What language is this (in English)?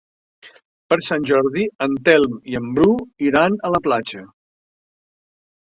Catalan